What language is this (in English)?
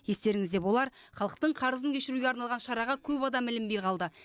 Kazakh